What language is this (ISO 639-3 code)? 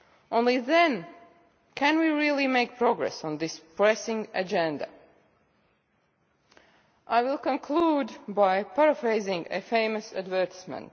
eng